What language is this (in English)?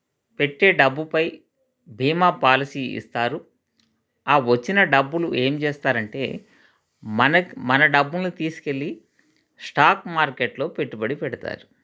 Telugu